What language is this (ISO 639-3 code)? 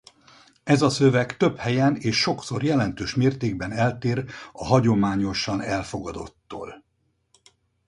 hun